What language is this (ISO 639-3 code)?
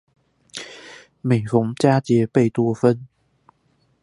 zho